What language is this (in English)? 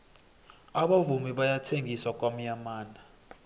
South Ndebele